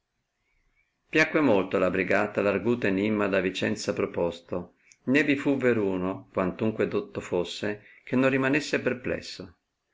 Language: Italian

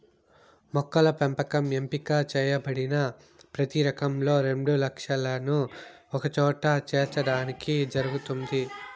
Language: Telugu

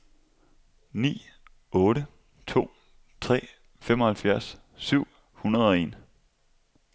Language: Danish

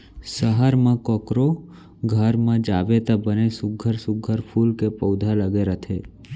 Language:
Chhattisgarhi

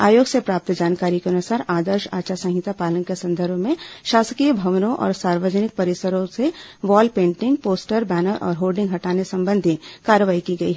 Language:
Hindi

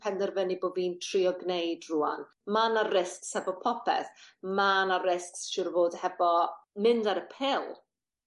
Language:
Welsh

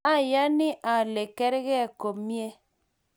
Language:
Kalenjin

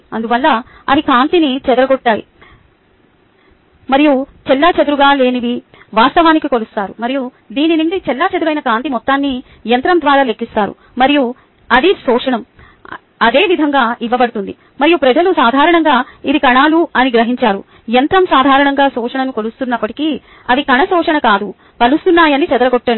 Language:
Telugu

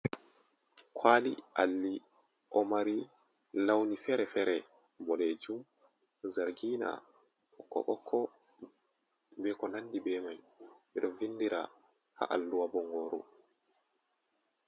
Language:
Fula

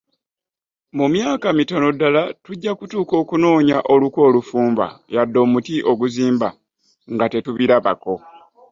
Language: Ganda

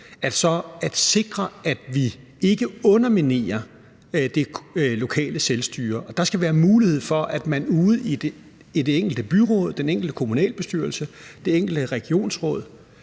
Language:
Danish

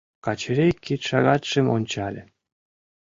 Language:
Mari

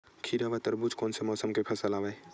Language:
Chhattisgarhi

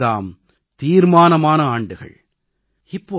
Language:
Tamil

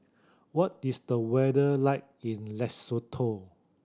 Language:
English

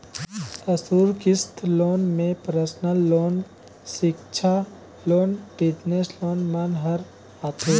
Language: Chhattisgarhi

